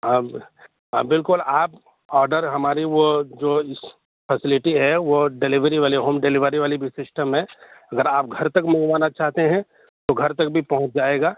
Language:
Urdu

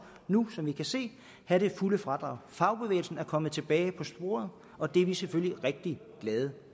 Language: Danish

